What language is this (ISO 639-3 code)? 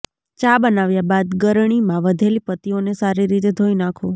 guj